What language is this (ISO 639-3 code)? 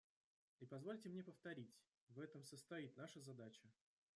rus